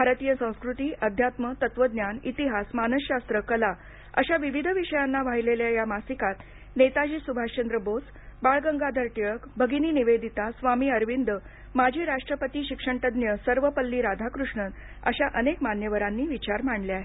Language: Marathi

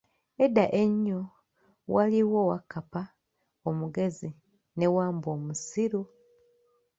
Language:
Ganda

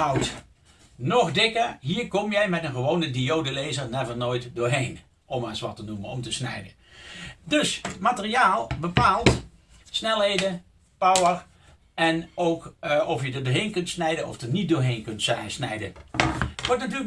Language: Dutch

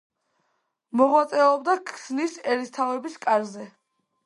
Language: Georgian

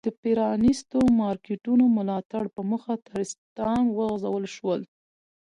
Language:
Pashto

